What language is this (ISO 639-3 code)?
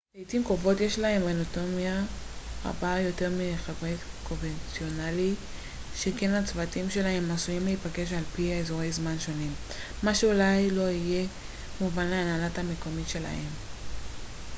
heb